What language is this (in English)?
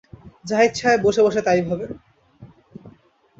Bangla